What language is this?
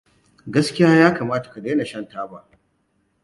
Hausa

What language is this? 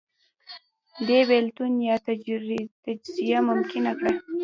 Pashto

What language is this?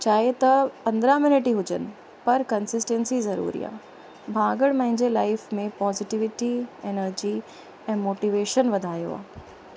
Sindhi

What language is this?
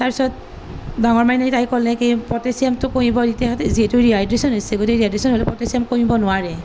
Assamese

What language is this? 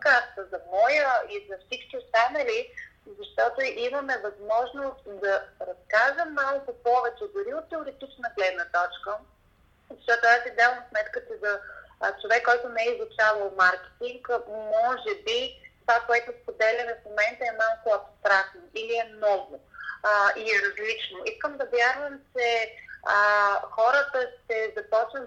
Bulgarian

